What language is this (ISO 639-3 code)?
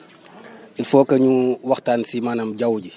wol